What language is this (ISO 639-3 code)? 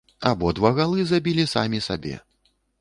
bel